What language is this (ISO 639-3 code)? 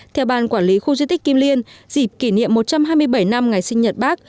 vie